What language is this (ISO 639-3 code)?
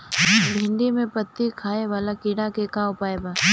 bho